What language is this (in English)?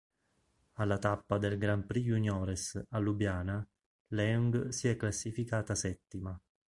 Italian